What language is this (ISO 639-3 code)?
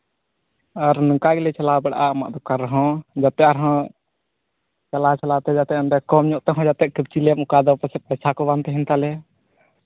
sat